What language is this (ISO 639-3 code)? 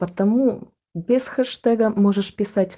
rus